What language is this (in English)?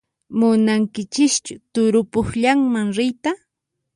Puno Quechua